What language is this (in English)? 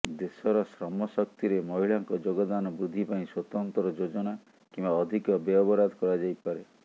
Odia